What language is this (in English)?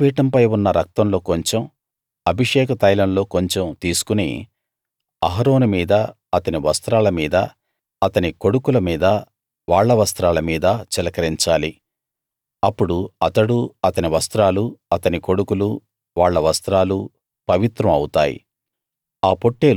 Telugu